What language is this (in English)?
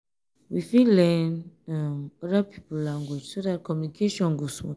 Nigerian Pidgin